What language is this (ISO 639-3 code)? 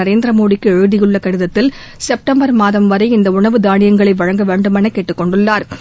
tam